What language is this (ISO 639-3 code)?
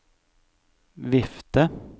nor